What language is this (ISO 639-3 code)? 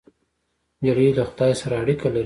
pus